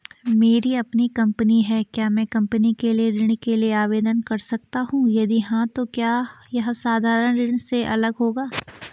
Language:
Hindi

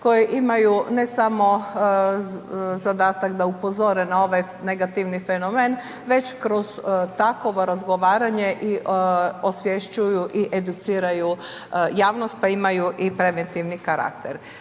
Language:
Croatian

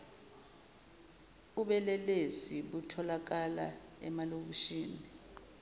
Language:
Zulu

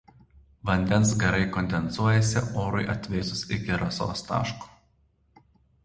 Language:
Lithuanian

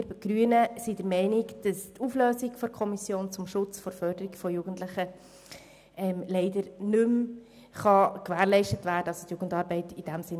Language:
Swiss German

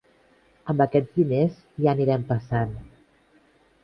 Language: Catalan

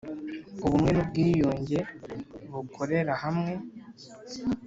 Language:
Kinyarwanda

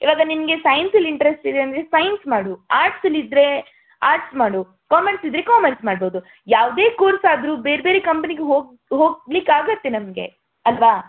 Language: Kannada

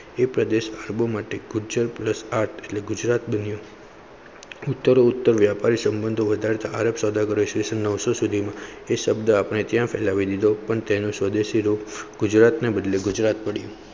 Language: Gujarati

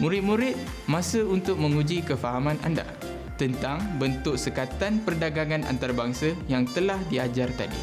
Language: Malay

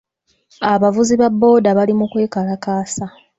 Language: Ganda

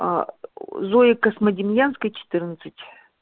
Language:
Russian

